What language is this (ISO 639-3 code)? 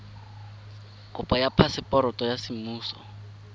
tsn